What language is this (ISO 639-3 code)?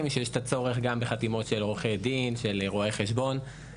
heb